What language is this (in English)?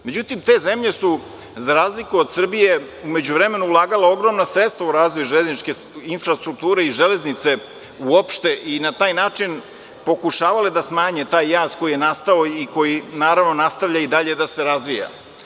Serbian